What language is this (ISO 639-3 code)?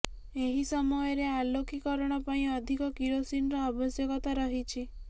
ori